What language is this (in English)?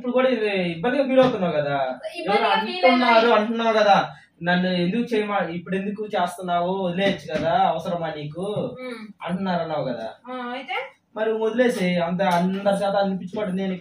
Romanian